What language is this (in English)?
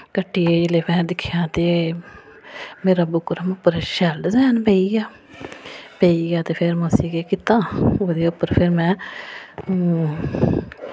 Dogri